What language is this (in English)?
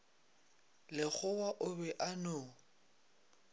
Northern Sotho